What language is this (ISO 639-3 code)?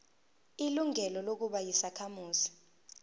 zul